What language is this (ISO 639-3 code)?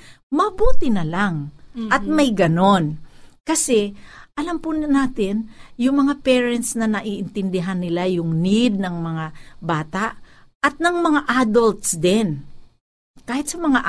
fil